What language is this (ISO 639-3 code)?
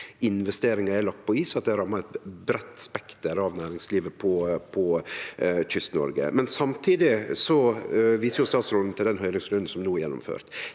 nor